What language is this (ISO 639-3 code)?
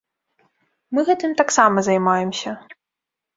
bel